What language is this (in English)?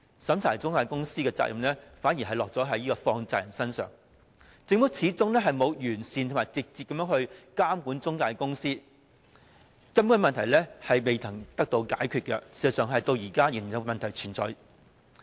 Cantonese